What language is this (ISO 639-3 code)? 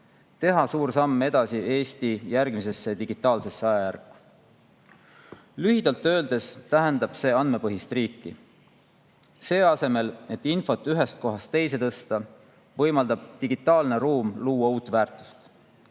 est